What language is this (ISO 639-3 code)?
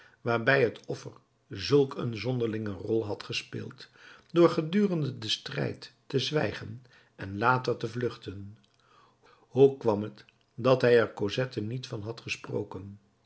nld